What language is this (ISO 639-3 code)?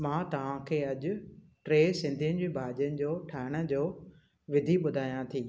snd